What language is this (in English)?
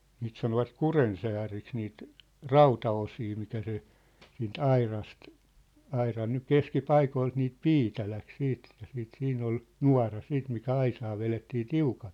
Finnish